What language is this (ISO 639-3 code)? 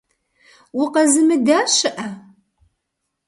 kbd